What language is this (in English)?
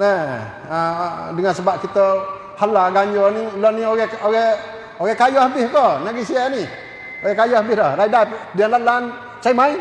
Malay